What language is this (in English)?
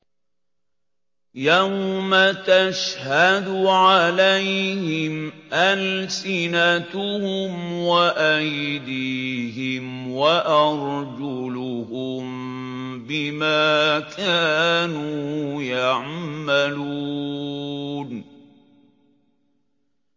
Arabic